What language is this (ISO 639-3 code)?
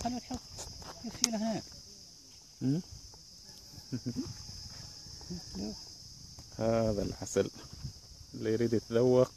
ara